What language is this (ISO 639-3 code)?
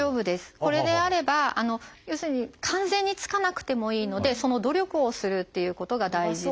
jpn